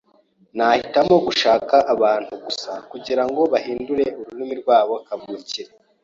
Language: Kinyarwanda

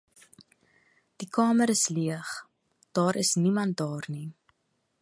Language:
Afrikaans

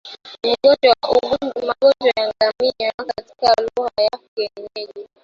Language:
Swahili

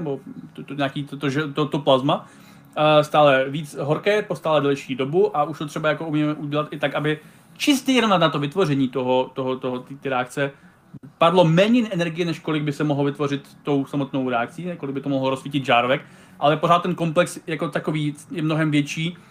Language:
Czech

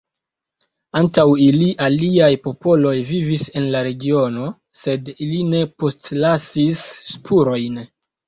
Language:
Esperanto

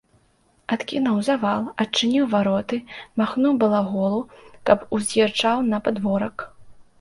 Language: Belarusian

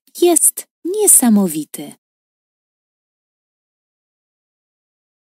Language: Polish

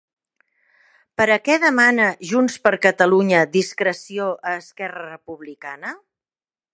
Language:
Catalan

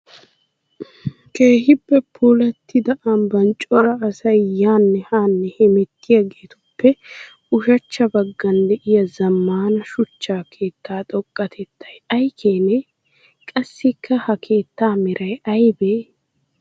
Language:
Wolaytta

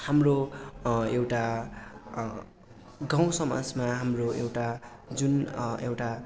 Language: Nepali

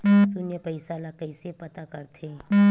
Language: Chhattisgarhi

